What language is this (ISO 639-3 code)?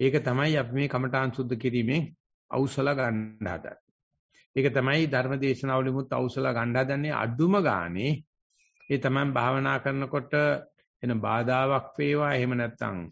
ita